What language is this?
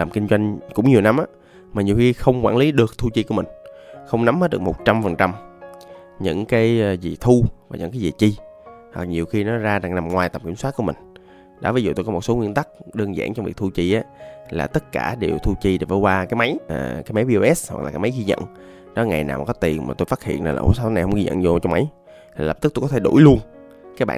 Vietnamese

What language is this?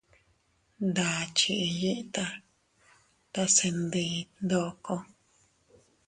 Teutila Cuicatec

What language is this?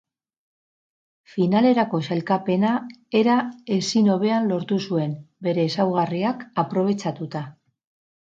Basque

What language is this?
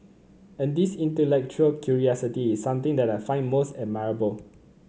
English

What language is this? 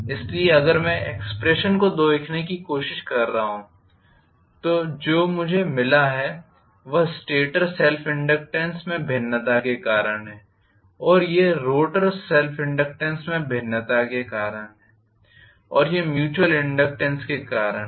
Hindi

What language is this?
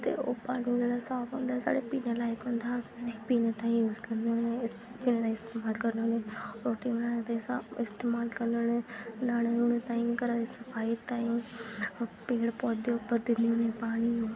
Dogri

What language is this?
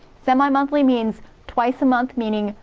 English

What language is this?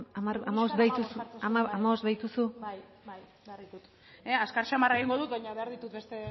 Basque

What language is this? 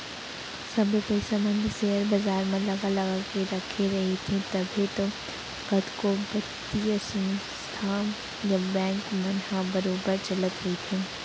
Chhattisgarhi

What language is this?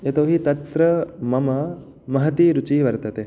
Sanskrit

